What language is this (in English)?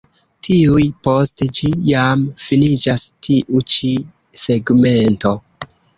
Esperanto